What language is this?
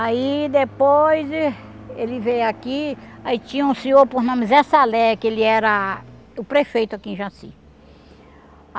Portuguese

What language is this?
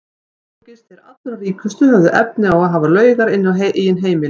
Icelandic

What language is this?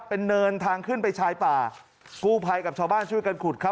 Thai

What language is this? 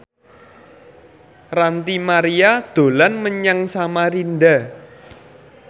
Javanese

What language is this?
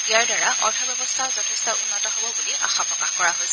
Assamese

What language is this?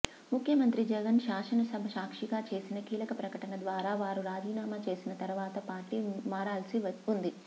Telugu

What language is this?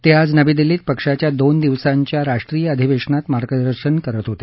Marathi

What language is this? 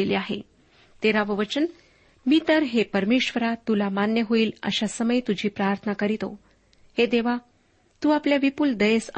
Marathi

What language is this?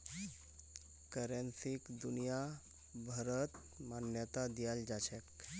Magahi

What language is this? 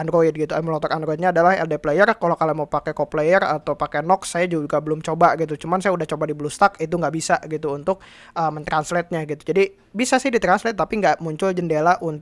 Indonesian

